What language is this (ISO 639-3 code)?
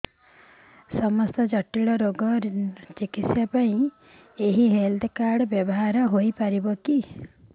ori